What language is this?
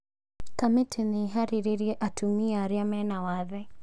Kikuyu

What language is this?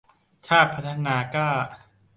Thai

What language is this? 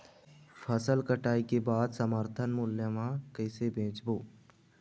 Chhattisgarhi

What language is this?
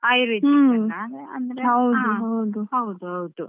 Kannada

